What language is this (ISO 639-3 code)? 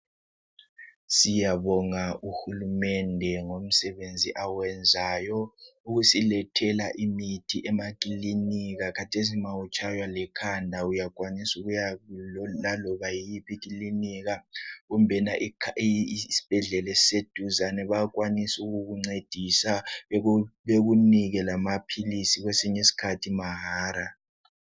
nde